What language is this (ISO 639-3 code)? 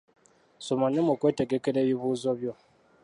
lug